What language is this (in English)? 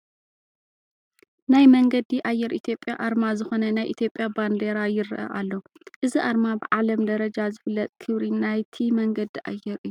Tigrinya